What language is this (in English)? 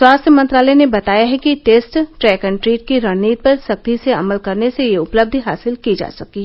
Hindi